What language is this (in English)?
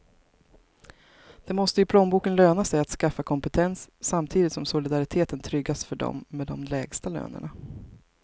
Swedish